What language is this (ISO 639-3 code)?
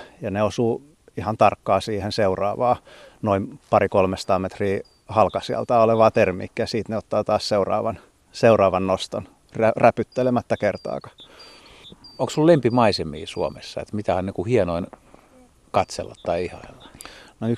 fin